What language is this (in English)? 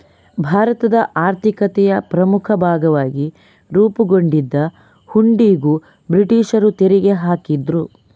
Kannada